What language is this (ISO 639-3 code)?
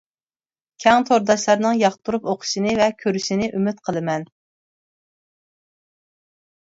uig